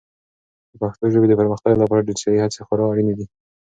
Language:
Pashto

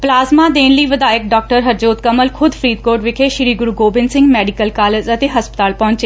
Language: Punjabi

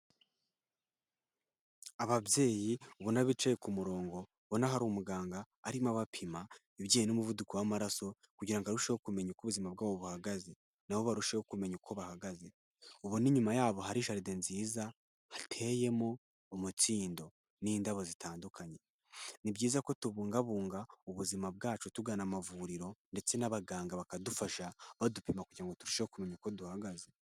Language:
Kinyarwanda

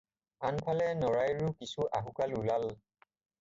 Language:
Assamese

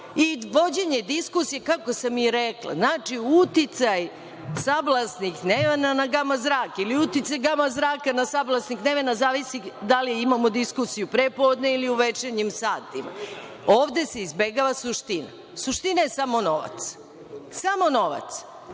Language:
Serbian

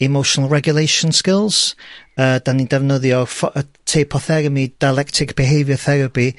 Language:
Welsh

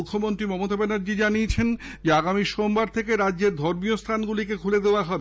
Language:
Bangla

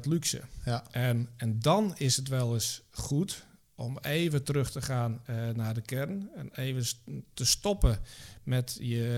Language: Dutch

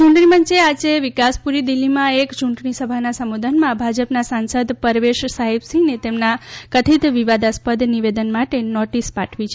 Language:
Gujarati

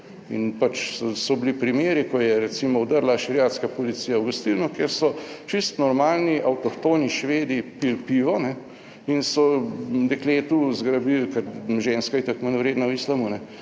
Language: Slovenian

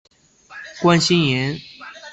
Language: Chinese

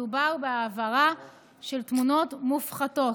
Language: Hebrew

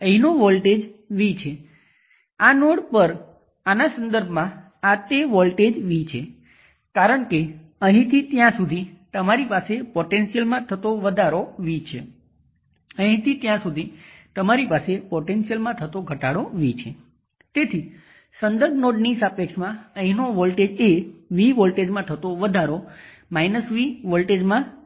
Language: Gujarati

